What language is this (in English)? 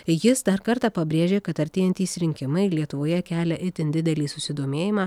Lithuanian